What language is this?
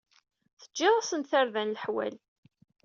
Kabyle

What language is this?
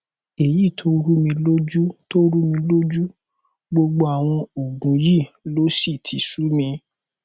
Yoruba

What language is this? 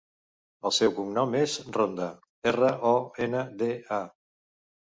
Catalan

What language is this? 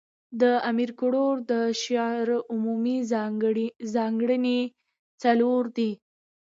Pashto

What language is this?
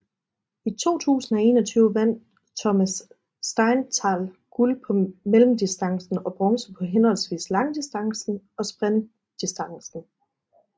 Danish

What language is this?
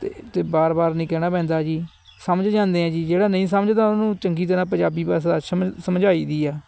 Punjabi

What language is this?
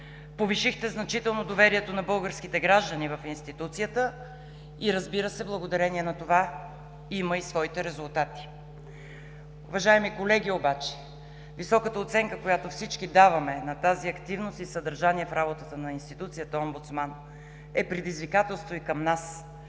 Bulgarian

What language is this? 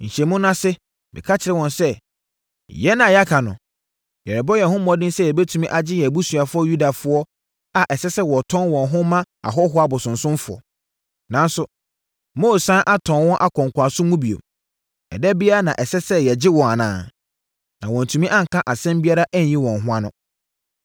Akan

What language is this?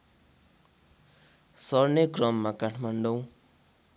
Nepali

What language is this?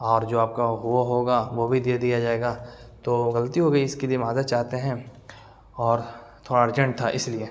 Urdu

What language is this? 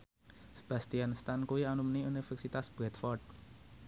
Javanese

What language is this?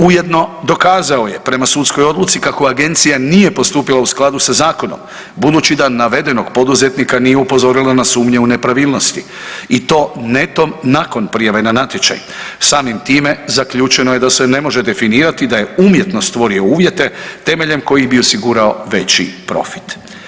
Croatian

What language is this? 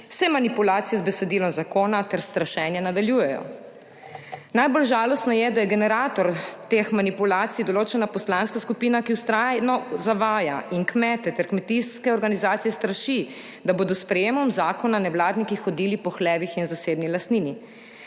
Slovenian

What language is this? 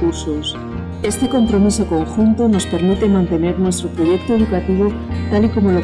Spanish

